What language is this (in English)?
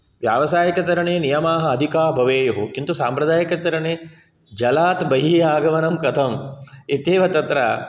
Sanskrit